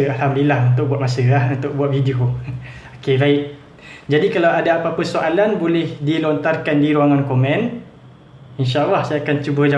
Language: Malay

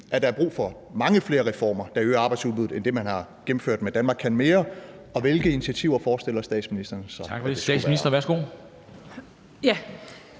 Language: Danish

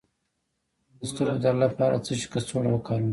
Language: Pashto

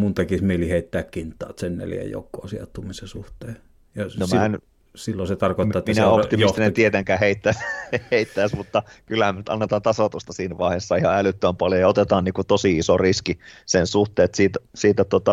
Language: Finnish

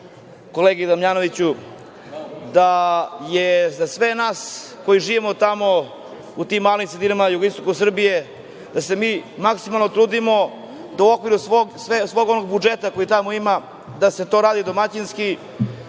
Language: Serbian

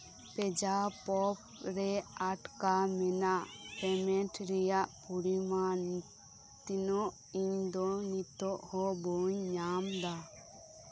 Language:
Santali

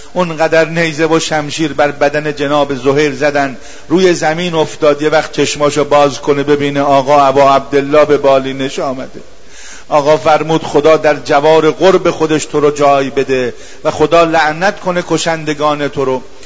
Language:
Persian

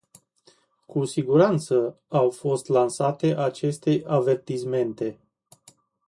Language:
Romanian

